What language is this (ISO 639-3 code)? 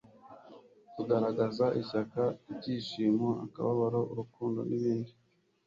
kin